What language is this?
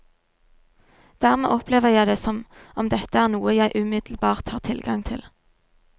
Norwegian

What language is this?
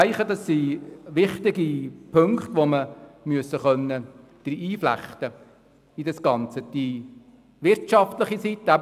Swiss German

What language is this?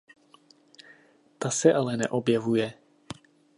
Czech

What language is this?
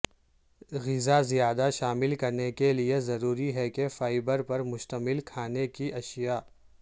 Urdu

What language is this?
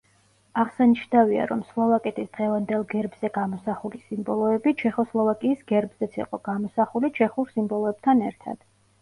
Georgian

